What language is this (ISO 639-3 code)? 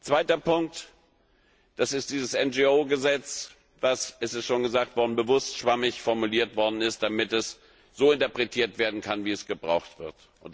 deu